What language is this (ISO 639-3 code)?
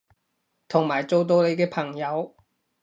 yue